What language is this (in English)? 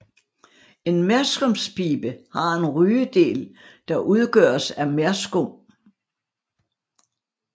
Danish